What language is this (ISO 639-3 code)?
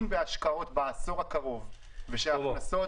heb